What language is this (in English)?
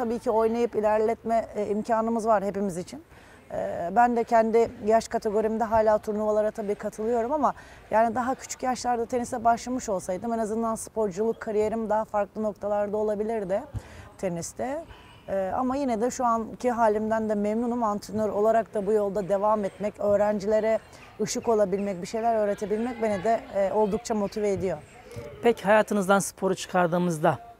Turkish